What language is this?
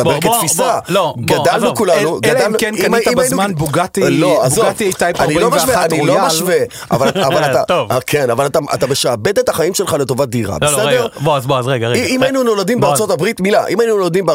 Hebrew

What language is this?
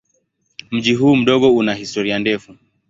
Swahili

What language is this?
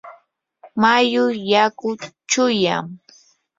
Yanahuanca Pasco Quechua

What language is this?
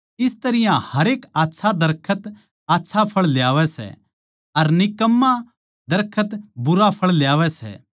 Haryanvi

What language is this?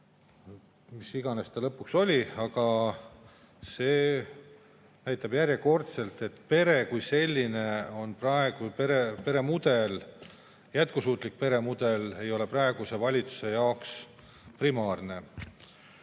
Estonian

